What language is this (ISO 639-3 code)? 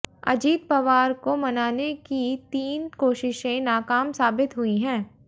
hin